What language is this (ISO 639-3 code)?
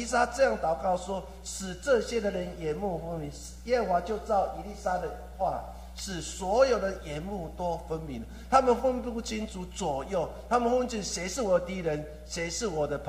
zho